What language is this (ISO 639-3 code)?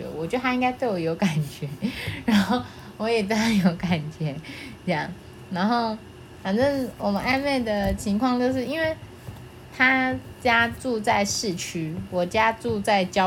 zho